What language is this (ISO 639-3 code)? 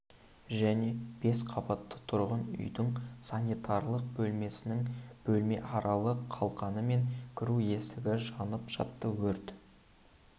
kaz